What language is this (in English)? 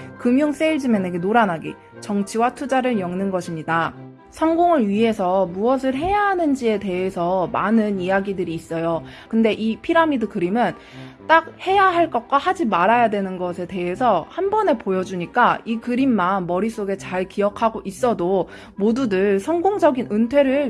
Korean